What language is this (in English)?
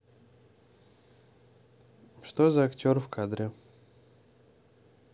Russian